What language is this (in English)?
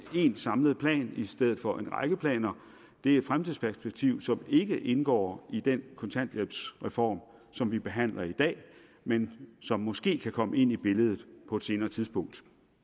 Danish